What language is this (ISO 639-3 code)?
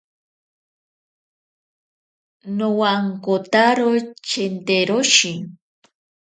prq